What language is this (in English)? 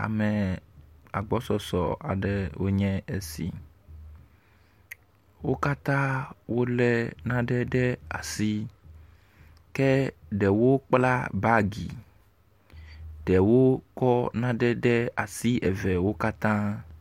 Ewe